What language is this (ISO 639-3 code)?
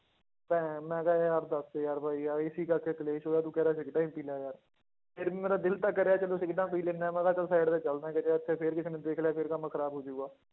pan